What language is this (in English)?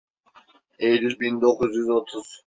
Turkish